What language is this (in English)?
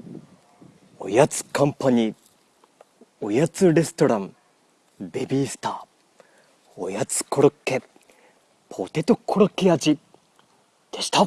Japanese